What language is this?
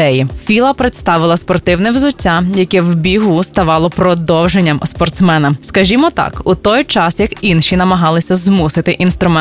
Ukrainian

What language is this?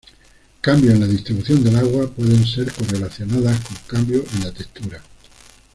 Spanish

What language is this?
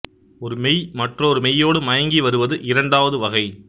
Tamil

